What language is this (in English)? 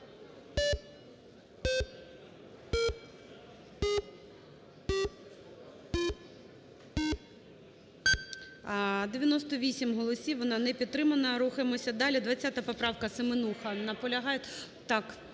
Ukrainian